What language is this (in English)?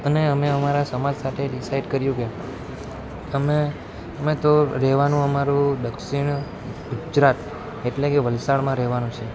Gujarati